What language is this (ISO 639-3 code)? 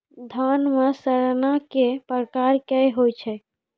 mai